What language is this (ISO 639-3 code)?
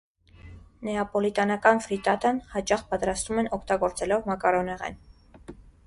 hye